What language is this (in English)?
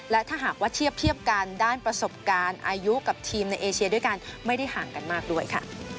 Thai